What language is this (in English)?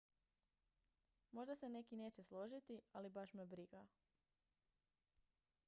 Croatian